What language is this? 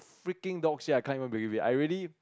English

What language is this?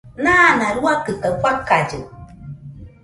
Nüpode Huitoto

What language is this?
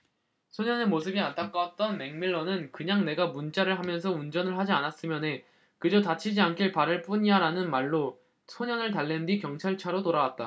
Korean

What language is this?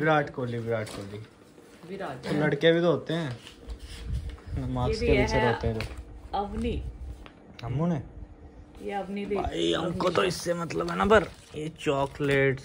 Hindi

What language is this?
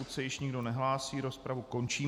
Czech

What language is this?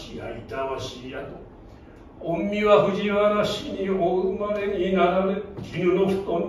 Japanese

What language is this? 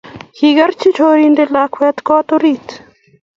Kalenjin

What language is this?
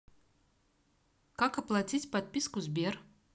Russian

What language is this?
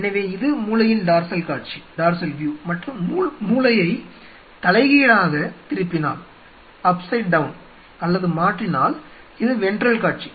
Tamil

